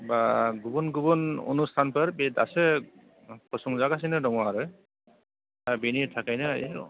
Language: Bodo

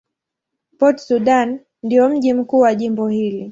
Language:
Swahili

